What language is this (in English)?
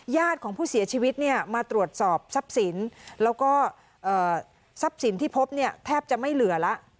Thai